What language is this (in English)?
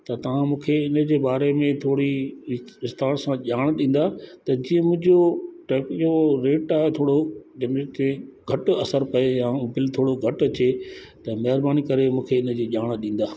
Sindhi